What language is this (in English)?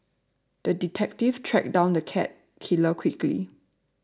English